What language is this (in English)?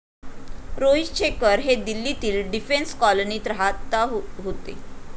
Marathi